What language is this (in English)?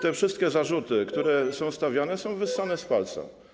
Polish